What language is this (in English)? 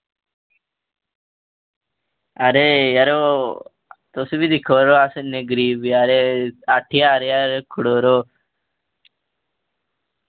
Dogri